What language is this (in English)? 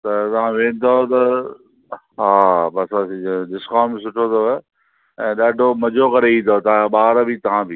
Sindhi